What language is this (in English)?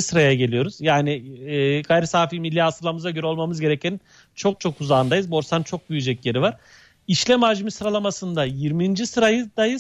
Turkish